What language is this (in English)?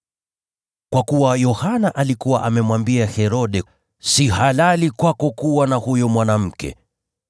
Swahili